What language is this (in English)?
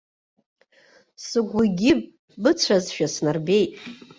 Abkhazian